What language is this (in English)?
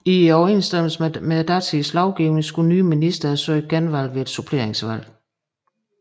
Danish